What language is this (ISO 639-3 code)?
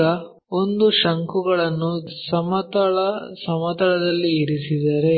kan